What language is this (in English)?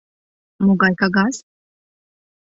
Mari